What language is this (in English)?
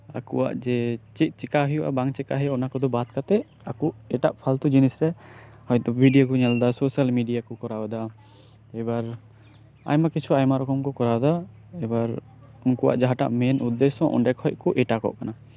Santali